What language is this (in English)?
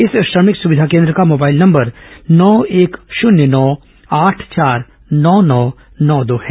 Hindi